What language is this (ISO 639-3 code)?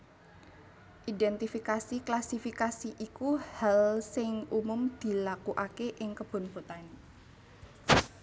jav